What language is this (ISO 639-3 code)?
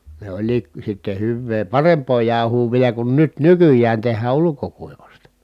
fin